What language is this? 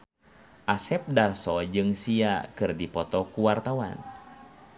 Sundanese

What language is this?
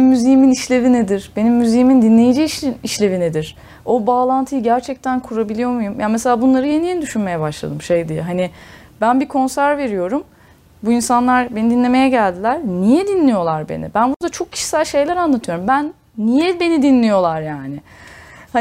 Turkish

